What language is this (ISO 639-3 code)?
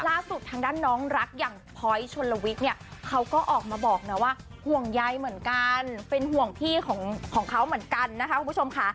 tha